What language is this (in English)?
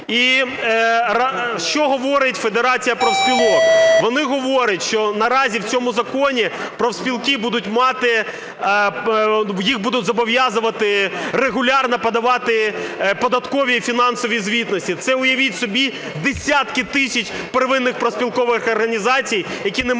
Ukrainian